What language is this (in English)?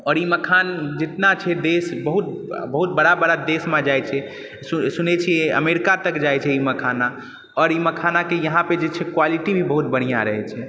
Maithili